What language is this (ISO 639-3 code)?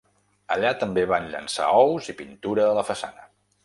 cat